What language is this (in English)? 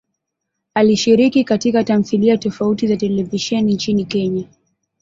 Swahili